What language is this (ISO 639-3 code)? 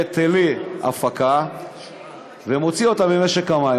heb